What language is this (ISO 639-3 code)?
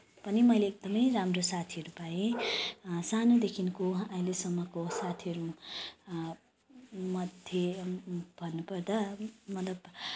nep